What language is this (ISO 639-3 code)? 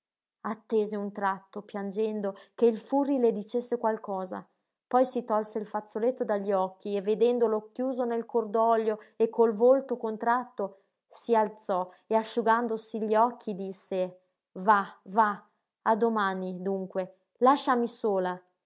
ita